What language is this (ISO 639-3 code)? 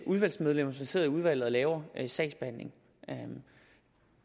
dan